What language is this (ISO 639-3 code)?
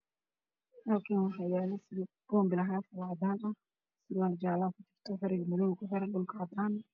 som